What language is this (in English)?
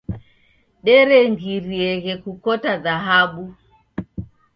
Taita